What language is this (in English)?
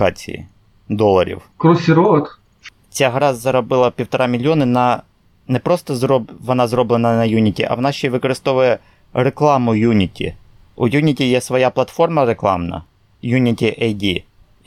Ukrainian